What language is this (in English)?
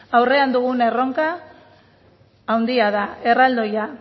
Basque